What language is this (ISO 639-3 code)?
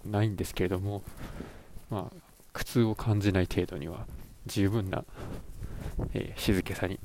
jpn